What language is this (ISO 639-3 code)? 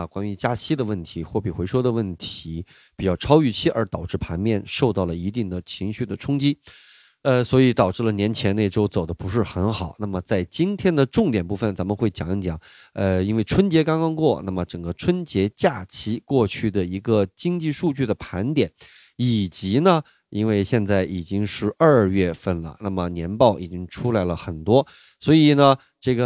zho